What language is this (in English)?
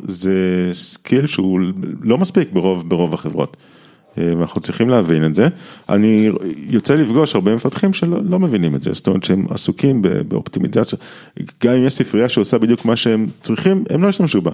Hebrew